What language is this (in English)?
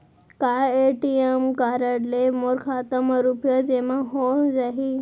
Chhattisgarhi